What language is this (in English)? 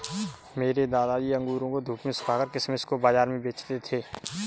Hindi